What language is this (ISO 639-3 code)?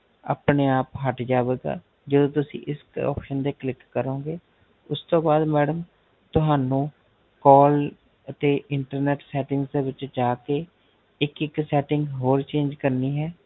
pan